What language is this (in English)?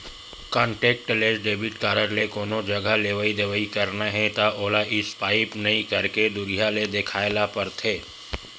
Chhattisgarhi